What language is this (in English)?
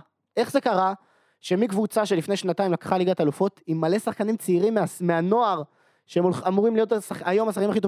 Hebrew